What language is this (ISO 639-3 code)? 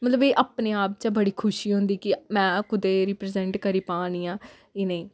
doi